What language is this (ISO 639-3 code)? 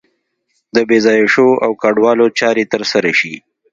pus